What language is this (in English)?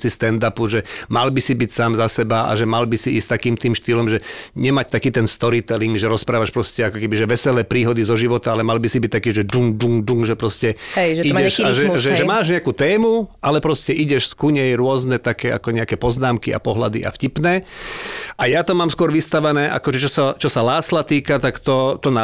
Slovak